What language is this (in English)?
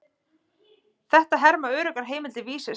Icelandic